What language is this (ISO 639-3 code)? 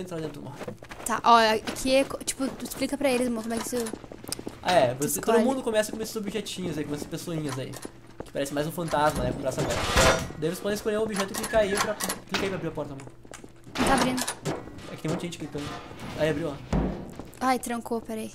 por